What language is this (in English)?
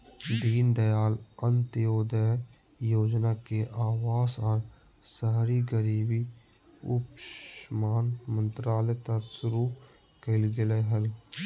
Magahi